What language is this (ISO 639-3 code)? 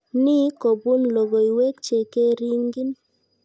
kln